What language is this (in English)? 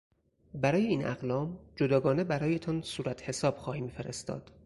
Persian